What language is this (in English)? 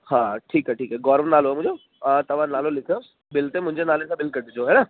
Sindhi